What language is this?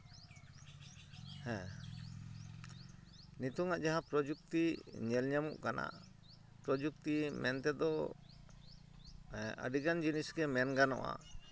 Santali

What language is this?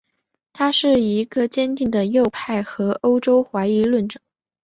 Chinese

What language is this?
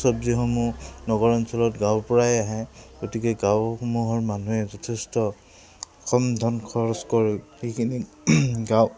Assamese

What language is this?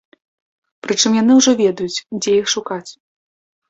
Belarusian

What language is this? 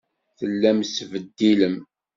Kabyle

